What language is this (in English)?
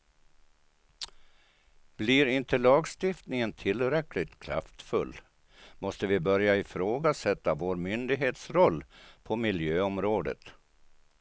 Swedish